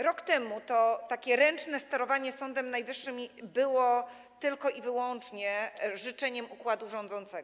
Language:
Polish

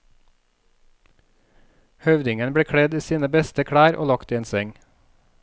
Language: Norwegian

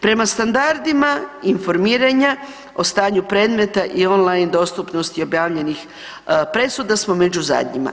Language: Croatian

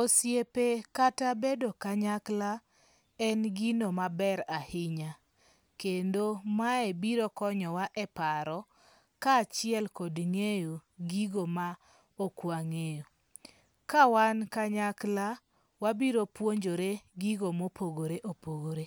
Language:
Luo (Kenya and Tanzania)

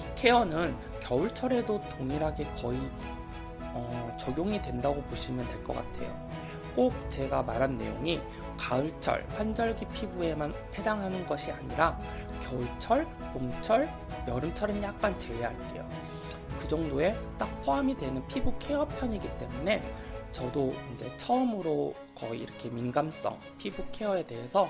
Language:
Korean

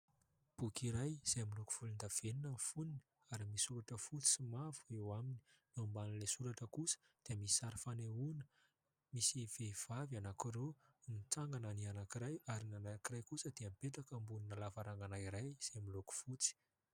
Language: Malagasy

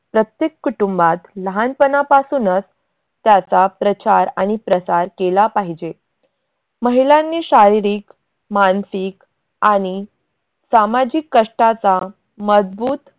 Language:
Marathi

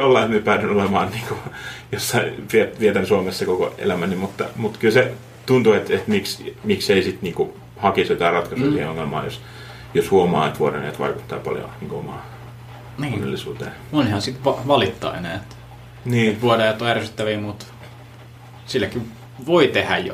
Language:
Finnish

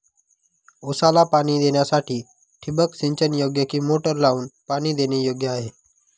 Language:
Marathi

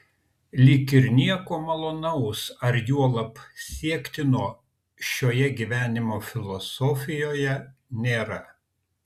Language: Lithuanian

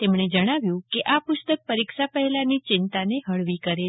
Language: Gujarati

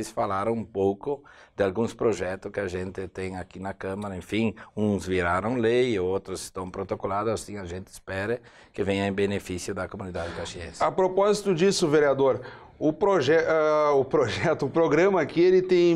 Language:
Portuguese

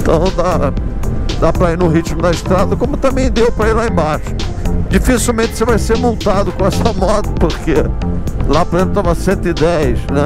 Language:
Portuguese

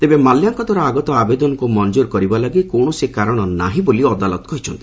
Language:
Odia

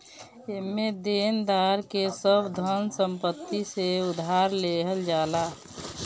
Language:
Bhojpuri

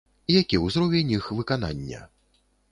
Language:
Belarusian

